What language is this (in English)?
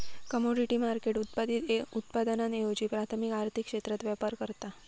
Marathi